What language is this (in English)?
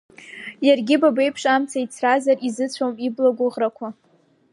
Abkhazian